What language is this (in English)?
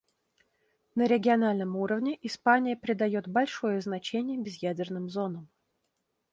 Russian